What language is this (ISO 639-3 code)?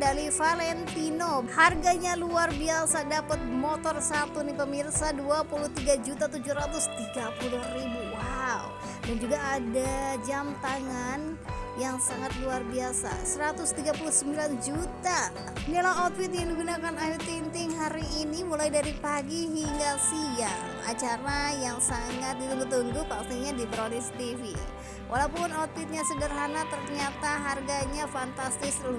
ind